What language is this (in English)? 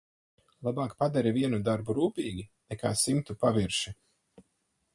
Latvian